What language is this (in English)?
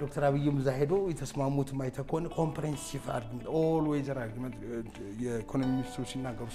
Arabic